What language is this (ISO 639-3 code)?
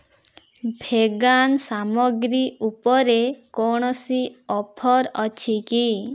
ori